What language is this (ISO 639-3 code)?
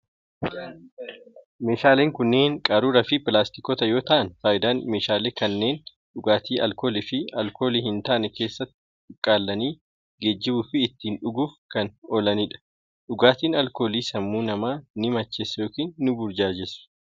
orm